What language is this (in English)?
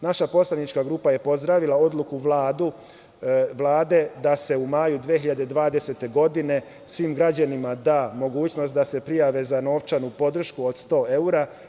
Serbian